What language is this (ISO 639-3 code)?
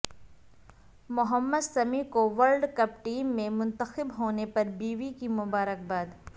urd